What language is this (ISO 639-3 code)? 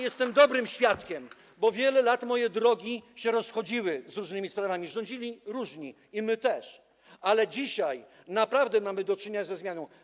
pol